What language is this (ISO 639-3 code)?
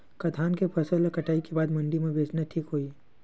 hne